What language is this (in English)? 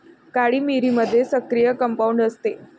Marathi